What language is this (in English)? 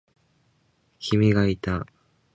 Japanese